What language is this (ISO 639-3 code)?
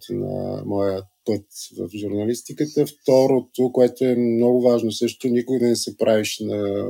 bul